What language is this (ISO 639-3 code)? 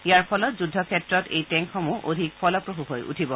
asm